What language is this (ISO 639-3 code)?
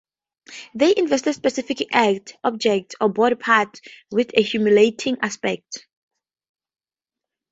eng